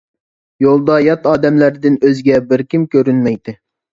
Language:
Uyghur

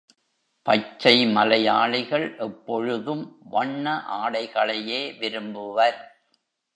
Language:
Tamil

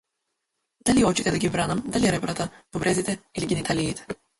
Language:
Macedonian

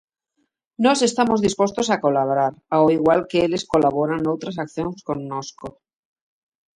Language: Galician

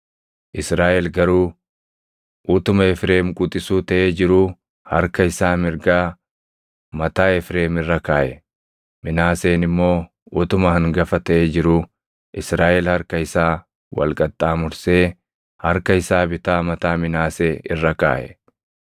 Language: Oromo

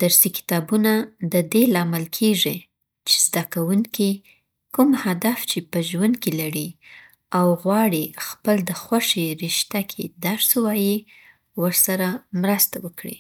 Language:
Southern Pashto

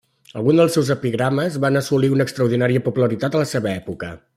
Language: Catalan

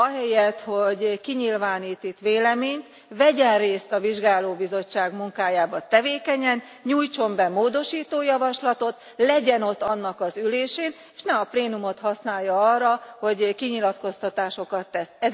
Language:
Hungarian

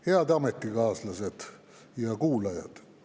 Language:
Estonian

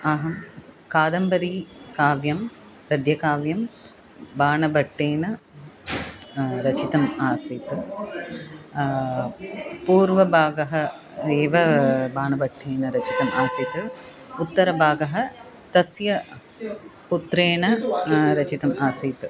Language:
Sanskrit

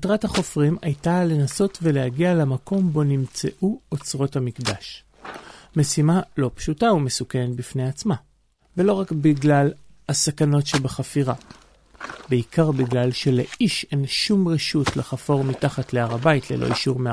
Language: Hebrew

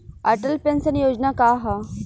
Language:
Bhojpuri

